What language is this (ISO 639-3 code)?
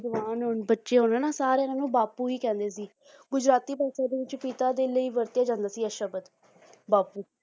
pan